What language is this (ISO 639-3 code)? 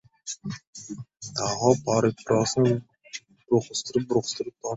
uzb